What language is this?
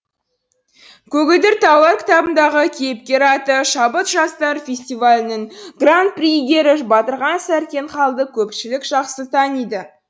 Kazakh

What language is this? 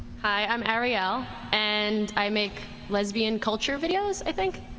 English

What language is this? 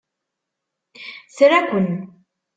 Kabyle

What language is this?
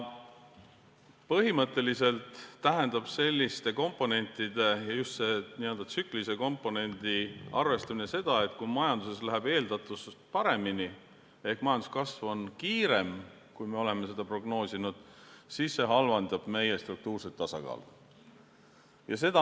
Estonian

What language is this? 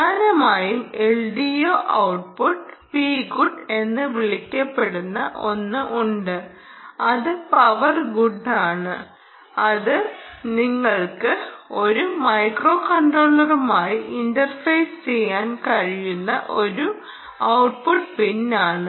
Malayalam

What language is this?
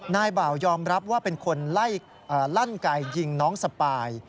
Thai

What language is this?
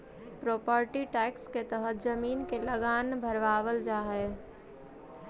Magahi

